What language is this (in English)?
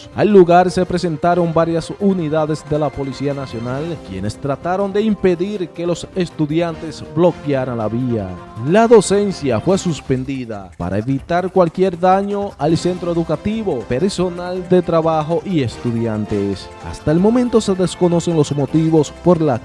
Spanish